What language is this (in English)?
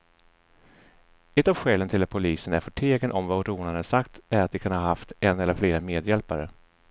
Swedish